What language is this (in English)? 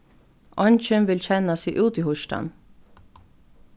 Faroese